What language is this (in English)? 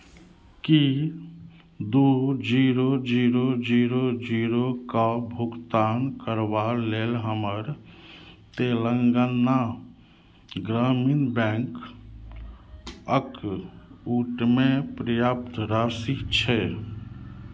Maithili